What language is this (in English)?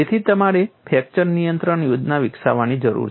Gujarati